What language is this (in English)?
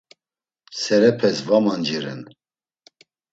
Laz